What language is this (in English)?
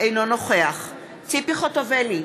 Hebrew